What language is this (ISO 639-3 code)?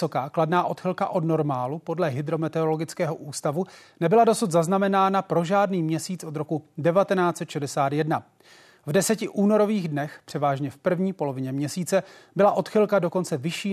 ces